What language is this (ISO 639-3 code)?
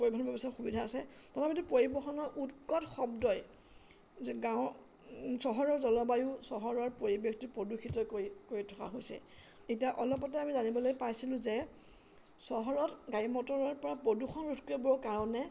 asm